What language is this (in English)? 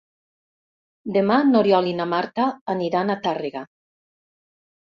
Catalan